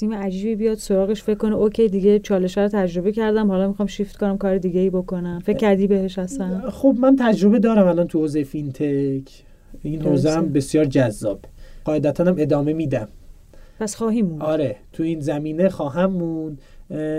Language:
Persian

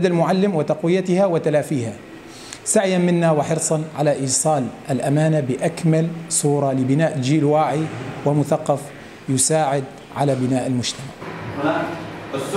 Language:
Arabic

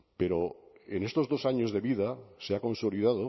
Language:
Spanish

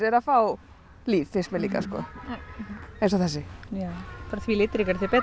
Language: Icelandic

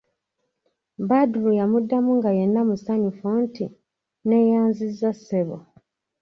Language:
Ganda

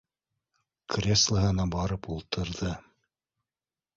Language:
Bashkir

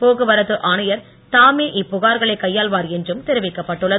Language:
Tamil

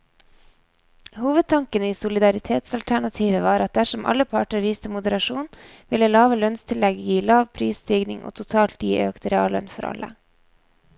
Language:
Norwegian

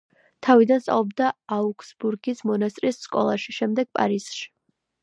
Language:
Georgian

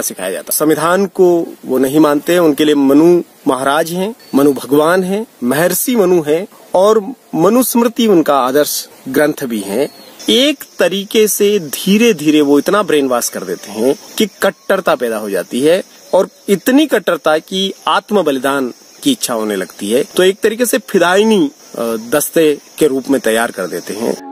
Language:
Hindi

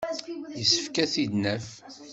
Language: Kabyle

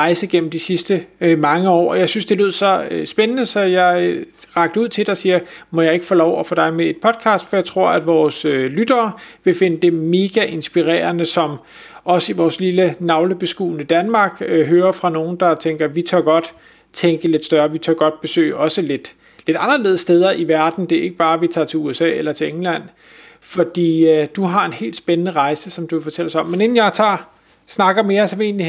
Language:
Danish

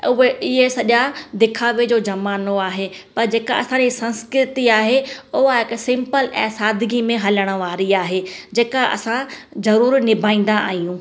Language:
Sindhi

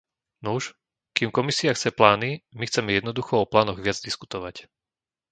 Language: Slovak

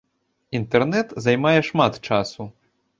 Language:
Belarusian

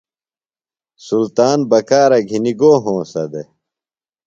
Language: Phalura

